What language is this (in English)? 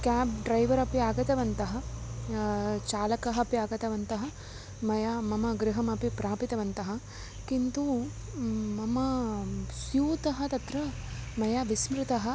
Sanskrit